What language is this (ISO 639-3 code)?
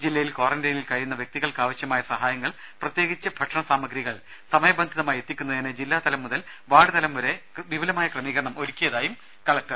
mal